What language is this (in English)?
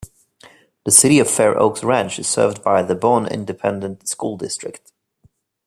English